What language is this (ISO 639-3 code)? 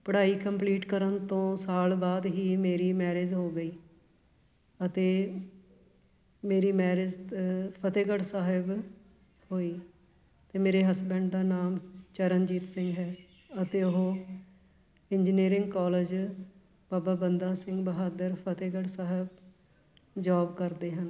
pan